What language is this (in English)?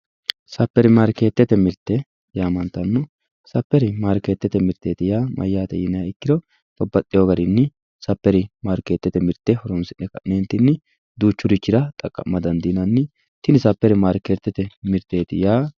Sidamo